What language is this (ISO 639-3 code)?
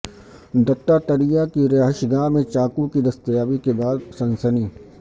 urd